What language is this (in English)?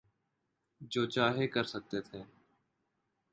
Urdu